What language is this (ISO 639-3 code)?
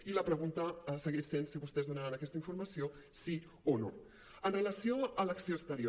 cat